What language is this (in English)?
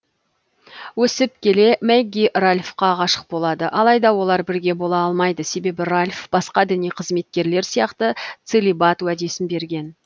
Kazakh